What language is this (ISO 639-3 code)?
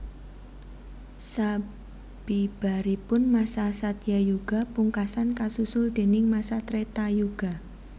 jav